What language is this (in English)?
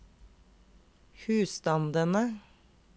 Norwegian